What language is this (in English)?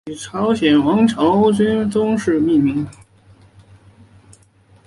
Chinese